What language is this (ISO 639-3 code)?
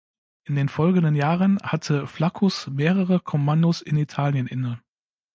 deu